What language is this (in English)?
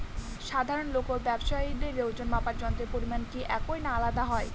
Bangla